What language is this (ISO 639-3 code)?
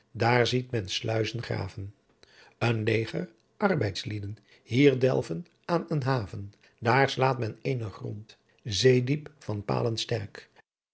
nld